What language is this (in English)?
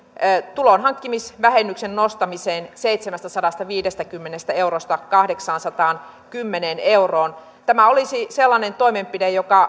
Finnish